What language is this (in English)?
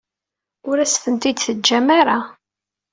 Kabyle